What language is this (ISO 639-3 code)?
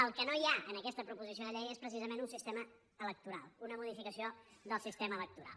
cat